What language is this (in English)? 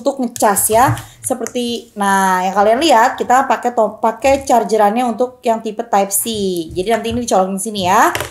Indonesian